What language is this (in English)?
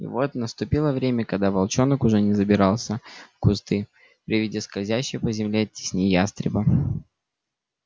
Russian